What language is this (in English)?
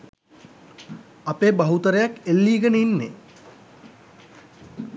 Sinhala